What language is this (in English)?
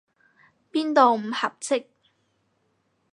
Cantonese